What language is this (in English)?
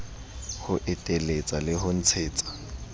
Southern Sotho